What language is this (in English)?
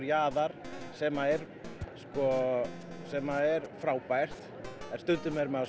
Icelandic